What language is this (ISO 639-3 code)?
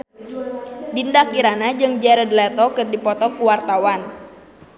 sun